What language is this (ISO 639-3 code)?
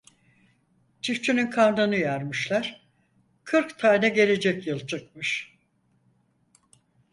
tur